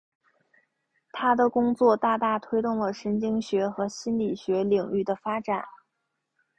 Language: Chinese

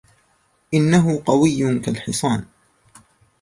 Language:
Arabic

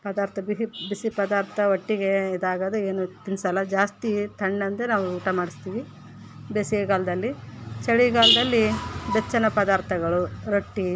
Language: Kannada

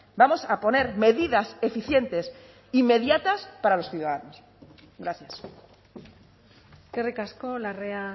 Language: Spanish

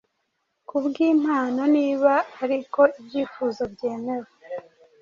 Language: Kinyarwanda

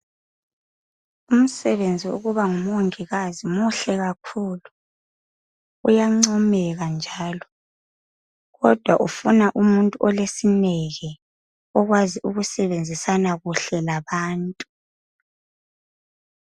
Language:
North Ndebele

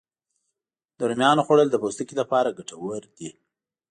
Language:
Pashto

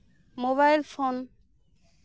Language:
Santali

